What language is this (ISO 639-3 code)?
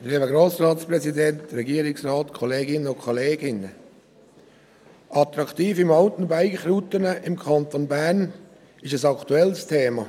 gsw